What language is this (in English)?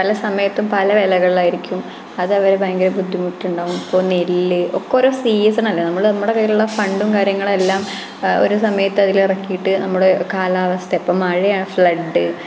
Malayalam